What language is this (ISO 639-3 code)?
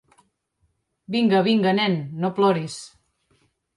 cat